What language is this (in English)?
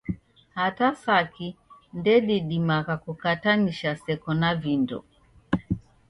Taita